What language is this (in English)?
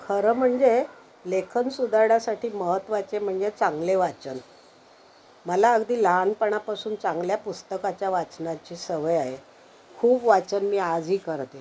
Marathi